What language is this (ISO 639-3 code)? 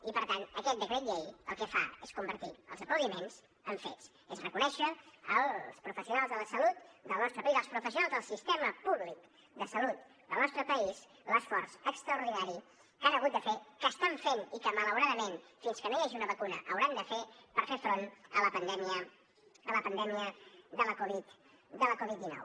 cat